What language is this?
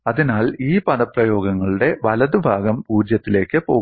Malayalam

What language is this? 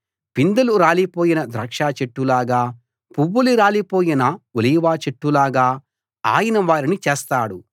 Telugu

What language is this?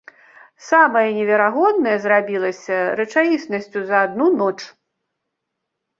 Belarusian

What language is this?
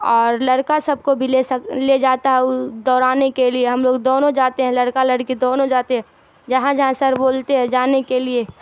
Urdu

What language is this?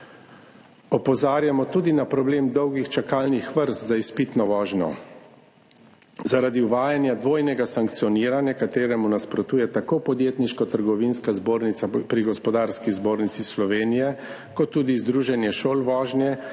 Slovenian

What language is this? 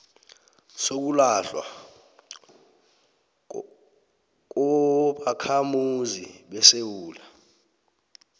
South Ndebele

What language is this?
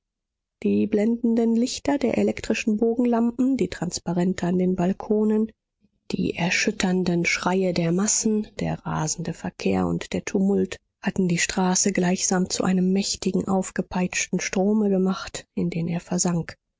German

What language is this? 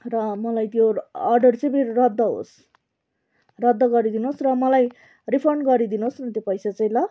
Nepali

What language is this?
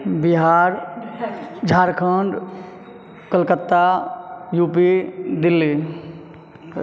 Maithili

